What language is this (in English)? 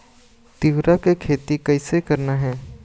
Chhattisgarhi